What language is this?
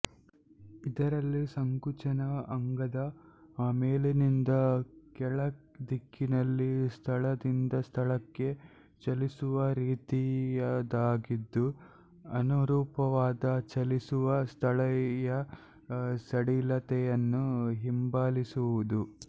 Kannada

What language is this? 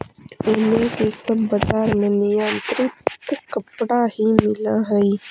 Magahi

